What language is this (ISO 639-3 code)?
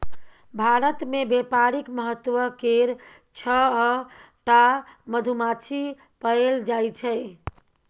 mai